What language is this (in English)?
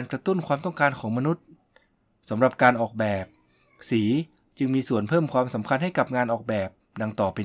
Thai